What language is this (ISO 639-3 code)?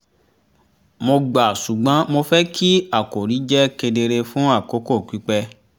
yor